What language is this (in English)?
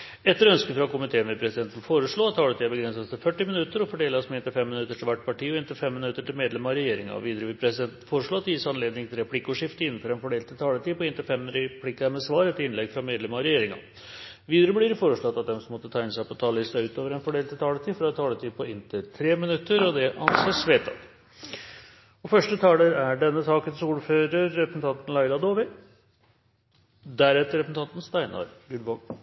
Norwegian